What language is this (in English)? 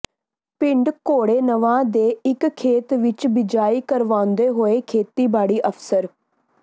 Punjabi